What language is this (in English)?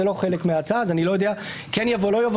Hebrew